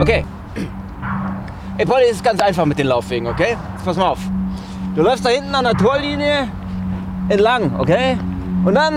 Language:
German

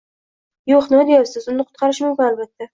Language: Uzbek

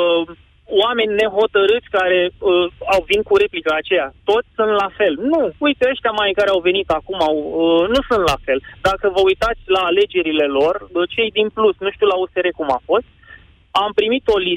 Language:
Romanian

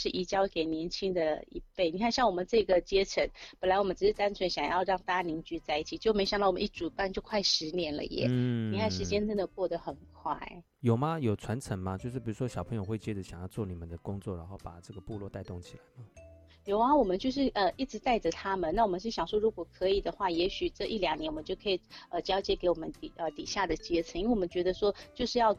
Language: Chinese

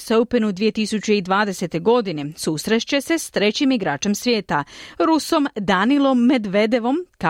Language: Croatian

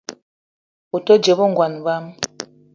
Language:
Eton (Cameroon)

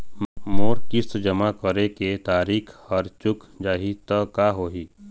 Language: Chhattisgarhi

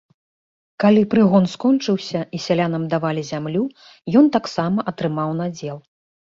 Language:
Belarusian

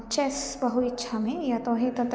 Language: Sanskrit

